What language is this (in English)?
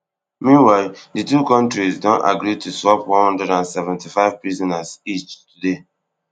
Nigerian Pidgin